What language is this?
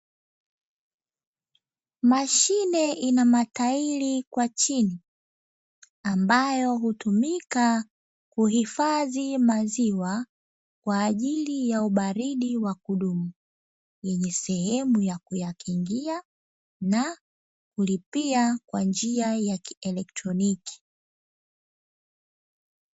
Swahili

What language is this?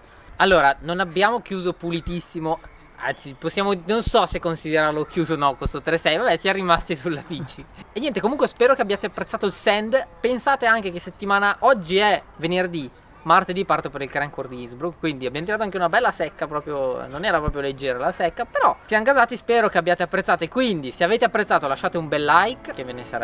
Italian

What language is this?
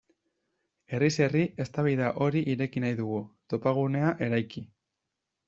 Basque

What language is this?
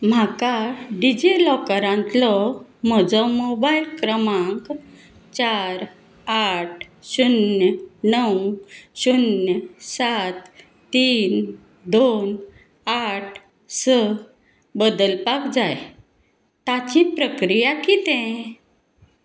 Konkani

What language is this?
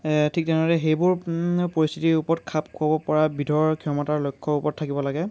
Assamese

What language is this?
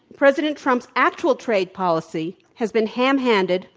English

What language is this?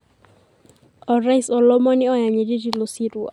Masai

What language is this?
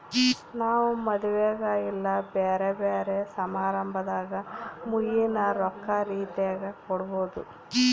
Kannada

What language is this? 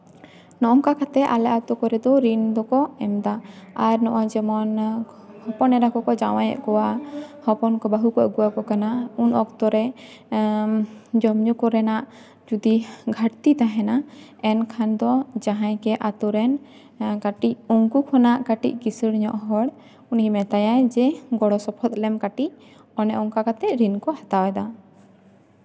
Santali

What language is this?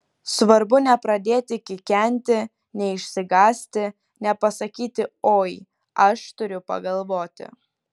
Lithuanian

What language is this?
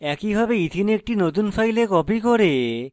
Bangla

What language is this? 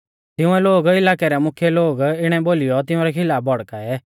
Mahasu Pahari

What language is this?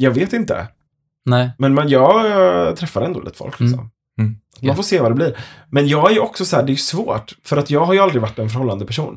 Swedish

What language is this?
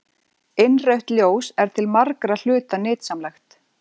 Icelandic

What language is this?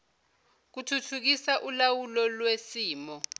Zulu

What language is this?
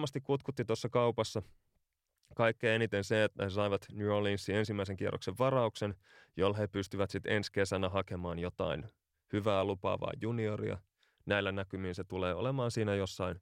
Finnish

